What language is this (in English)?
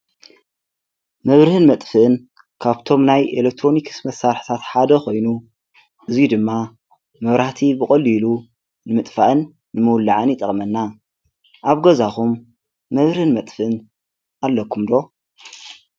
Tigrinya